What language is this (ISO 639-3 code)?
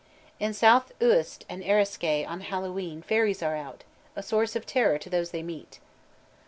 eng